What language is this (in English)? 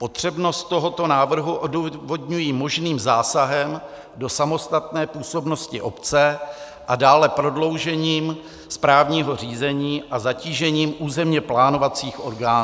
Czech